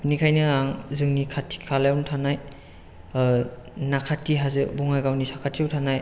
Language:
Bodo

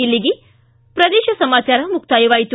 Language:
Kannada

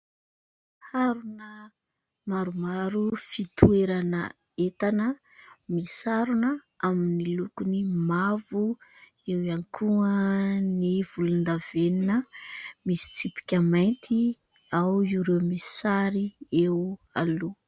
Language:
Malagasy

